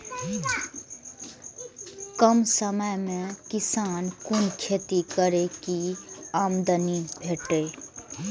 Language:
Maithili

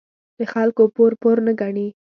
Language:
Pashto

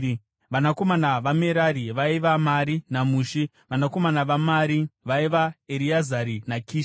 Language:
Shona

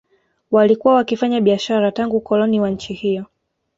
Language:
Swahili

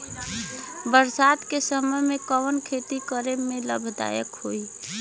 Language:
Bhojpuri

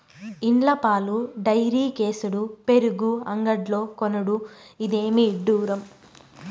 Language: Telugu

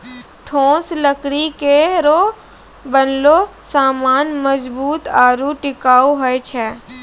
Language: Maithili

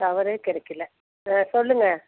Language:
Tamil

